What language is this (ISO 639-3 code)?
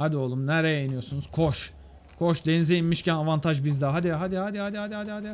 tur